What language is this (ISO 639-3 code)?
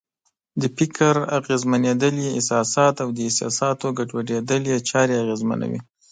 pus